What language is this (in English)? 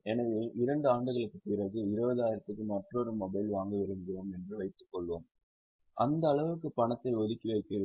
Tamil